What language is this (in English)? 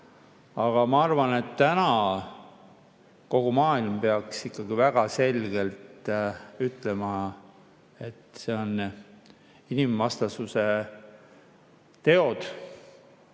Estonian